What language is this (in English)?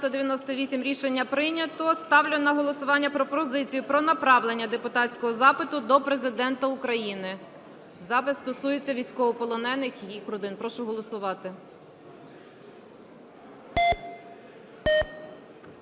Ukrainian